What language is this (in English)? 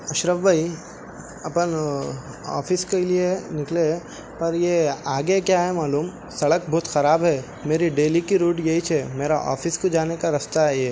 Urdu